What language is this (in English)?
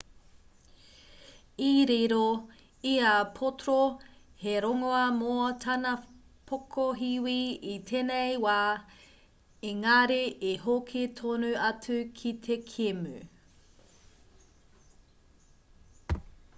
Māori